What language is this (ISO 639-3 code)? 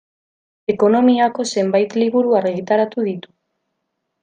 eus